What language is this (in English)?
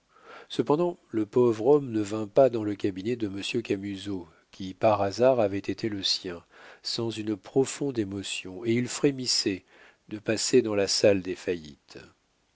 French